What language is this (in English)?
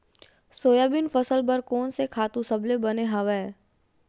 Chhattisgarhi